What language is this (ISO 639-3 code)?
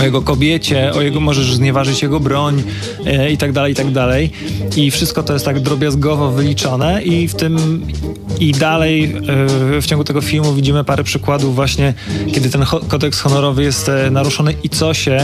pol